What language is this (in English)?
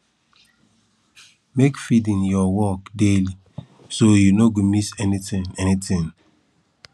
Nigerian Pidgin